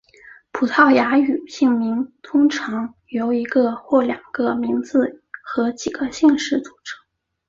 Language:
Chinese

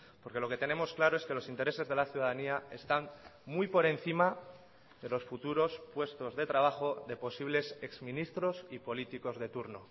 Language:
Spanish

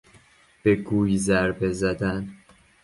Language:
Persian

